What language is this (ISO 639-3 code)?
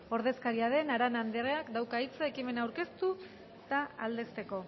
eus